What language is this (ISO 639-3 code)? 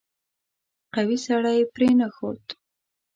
pus